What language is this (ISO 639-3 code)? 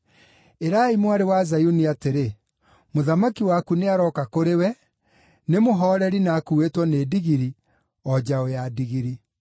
kik